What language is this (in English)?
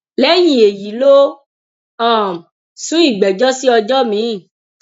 Yoruba